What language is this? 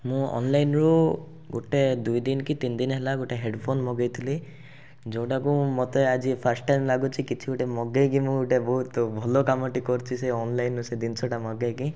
Odia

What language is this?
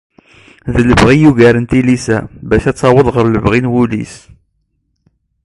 Kabyle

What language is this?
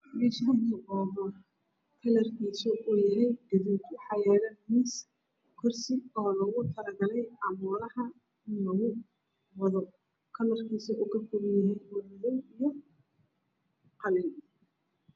Somali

